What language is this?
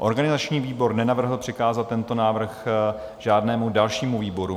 Czech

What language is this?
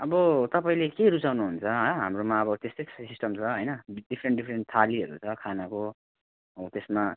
Nepali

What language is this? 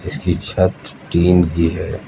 Hindi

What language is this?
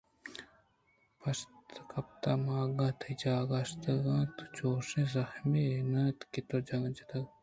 Eastern Balochi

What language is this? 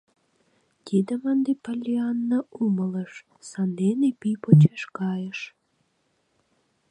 Mari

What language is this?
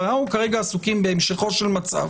Hebrew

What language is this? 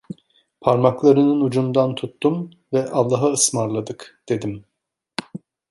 Turkish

